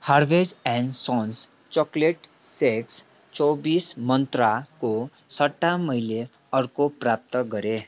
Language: Nepali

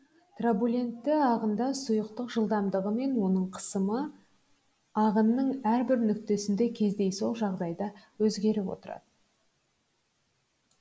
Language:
Kazakh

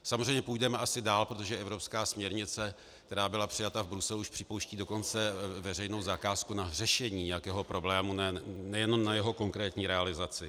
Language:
Czech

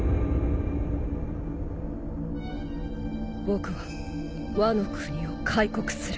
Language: Japanese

